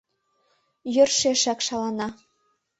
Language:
Mari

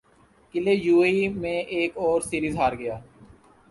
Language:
Urdu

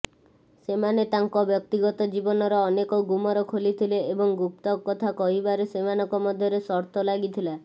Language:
Odia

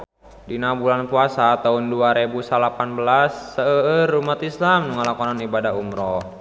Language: Sundanese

